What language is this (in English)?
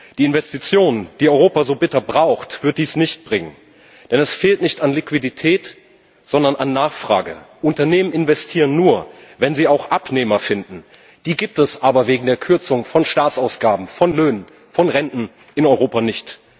German